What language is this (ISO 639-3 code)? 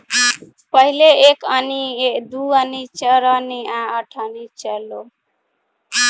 bho